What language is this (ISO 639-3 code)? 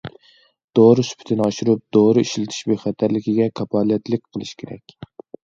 uig